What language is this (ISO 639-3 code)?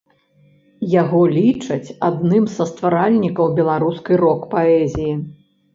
bel